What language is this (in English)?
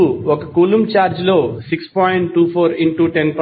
Telugu